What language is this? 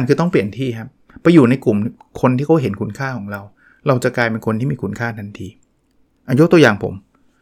Thai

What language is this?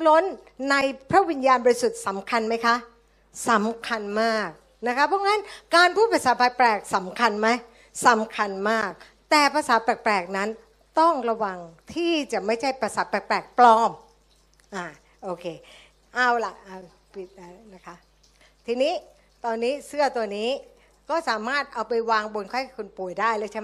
Thai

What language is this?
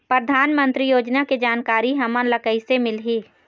Chhattisgarhi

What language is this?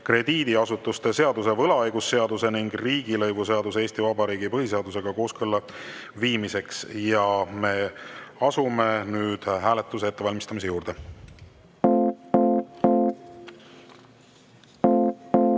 Estonian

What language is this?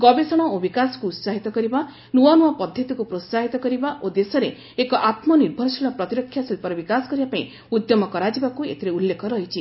Odia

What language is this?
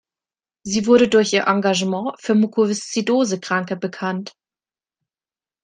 German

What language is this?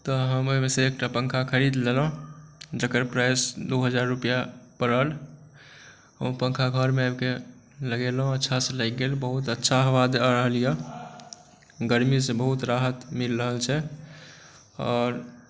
Maithili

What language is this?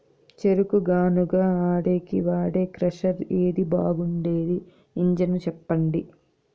Telugu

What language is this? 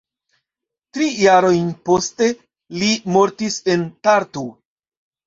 Esperanto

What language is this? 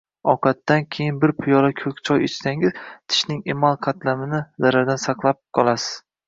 Uzbek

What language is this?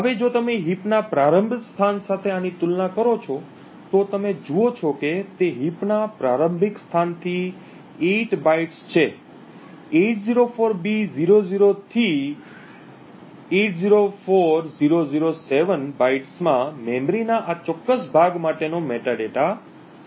Gujarati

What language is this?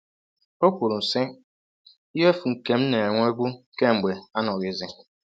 Igbo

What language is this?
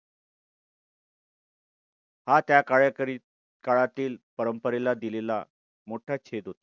Marathi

